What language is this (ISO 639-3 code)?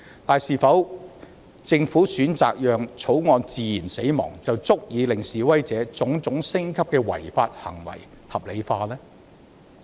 yue